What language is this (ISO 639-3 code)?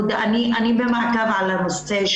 heb